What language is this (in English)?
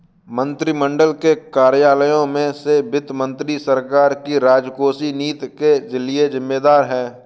Hindi